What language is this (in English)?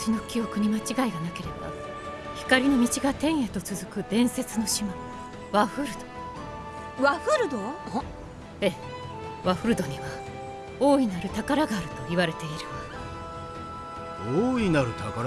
Japanese